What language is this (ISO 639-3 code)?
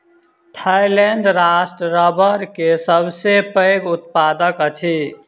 mai